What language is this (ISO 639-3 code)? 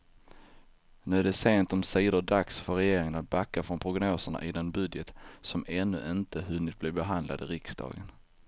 swe